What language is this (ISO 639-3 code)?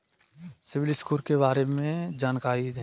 hin